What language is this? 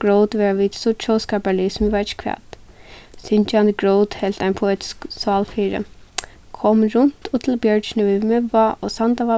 Faroese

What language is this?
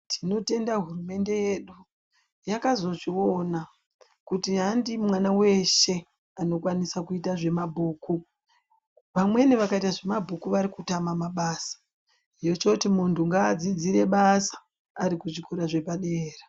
Ndau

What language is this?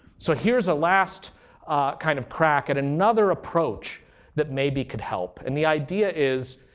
English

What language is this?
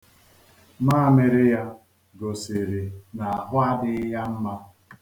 Igbo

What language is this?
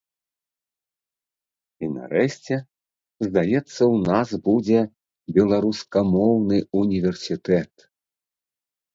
Belarusian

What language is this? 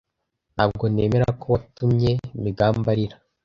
Kinyarwanda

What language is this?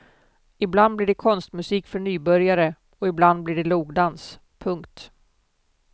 Swedish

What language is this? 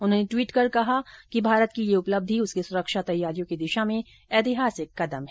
Hindi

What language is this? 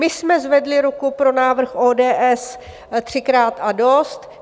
Czech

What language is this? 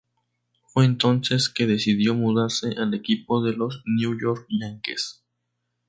Spanish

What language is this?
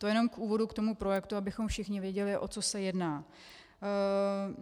Czech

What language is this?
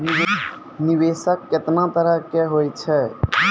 Maithili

